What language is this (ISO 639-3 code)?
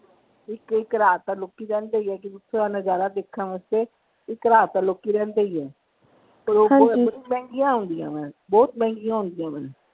pan